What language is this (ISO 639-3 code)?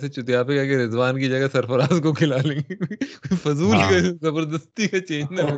urd